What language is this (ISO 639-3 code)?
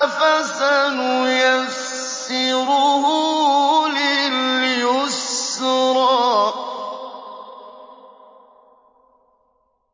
ara